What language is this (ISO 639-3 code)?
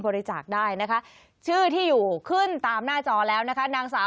tha